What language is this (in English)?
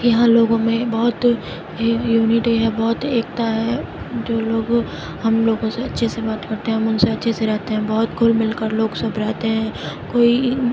Urdu